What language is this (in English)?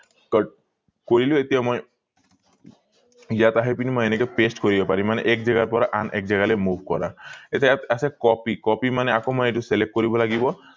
Assamese